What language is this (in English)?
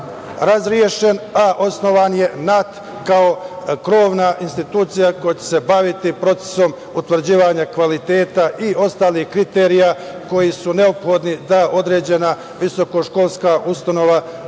Serbian